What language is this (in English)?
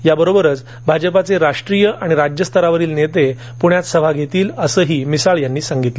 Marathi